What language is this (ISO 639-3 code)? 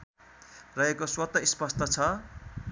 nep